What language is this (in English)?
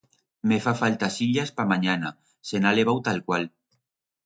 Aragonese